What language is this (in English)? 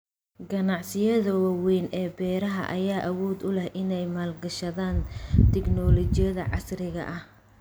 Somali